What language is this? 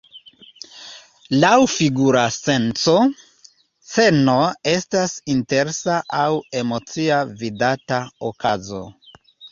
Esperanto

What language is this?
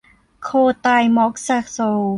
Thai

